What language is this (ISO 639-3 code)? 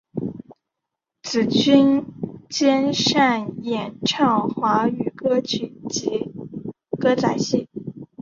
zho